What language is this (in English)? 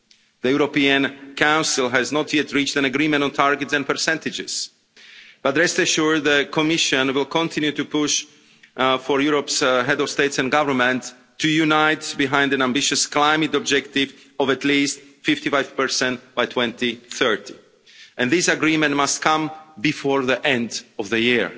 English